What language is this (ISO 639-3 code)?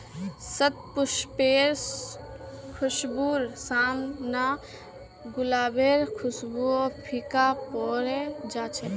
mag